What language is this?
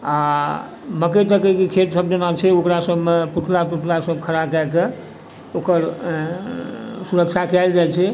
Maithili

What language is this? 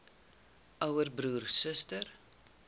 Afrikaans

